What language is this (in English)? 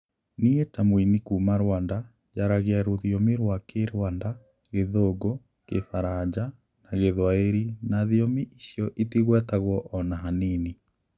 Kikuyu